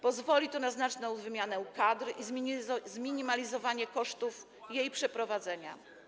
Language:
Polish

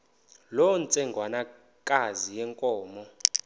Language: Xhosa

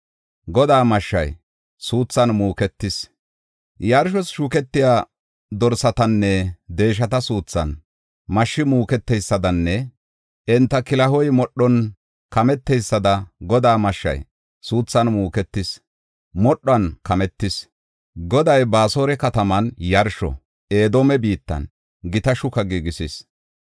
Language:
Gofa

